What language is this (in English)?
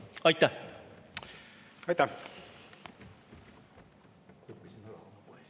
Estonian